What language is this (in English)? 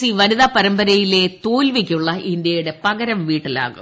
Malayalam